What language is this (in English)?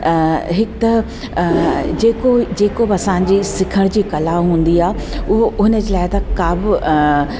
Sindhi